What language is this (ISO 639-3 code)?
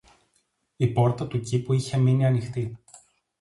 ell